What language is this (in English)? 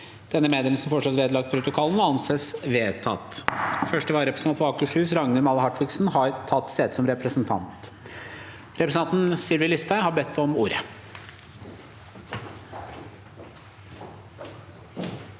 Norwegian